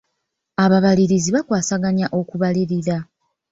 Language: Ganda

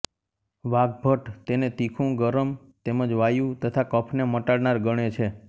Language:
Gujarati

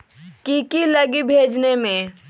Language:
Magahi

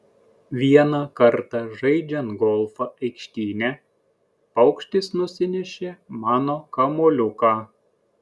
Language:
Lithuanian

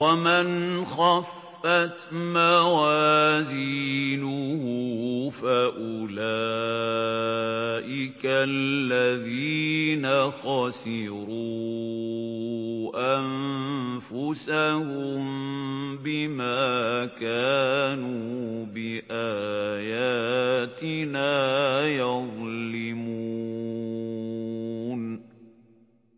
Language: Arabic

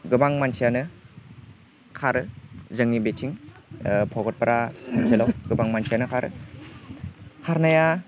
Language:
Bodo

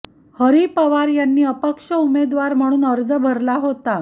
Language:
Marathi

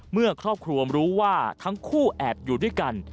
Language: Thai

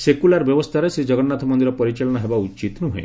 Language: Odia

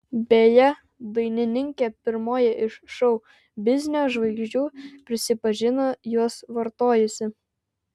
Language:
Lithuanian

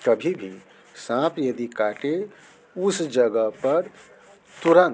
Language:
Hindi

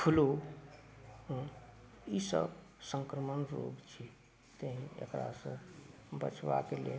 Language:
Maithili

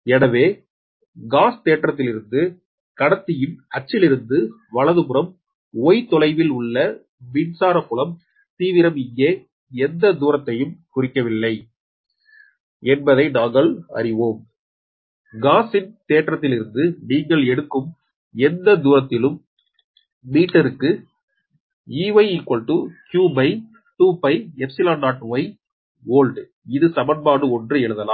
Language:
Tamil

